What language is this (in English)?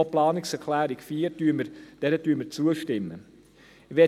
Swiss German